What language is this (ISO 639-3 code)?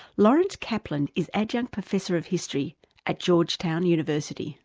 eng